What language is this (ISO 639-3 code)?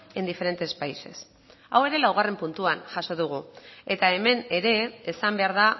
eus